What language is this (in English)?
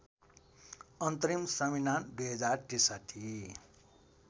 Nepali